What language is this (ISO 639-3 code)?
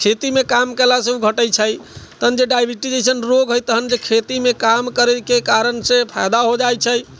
mai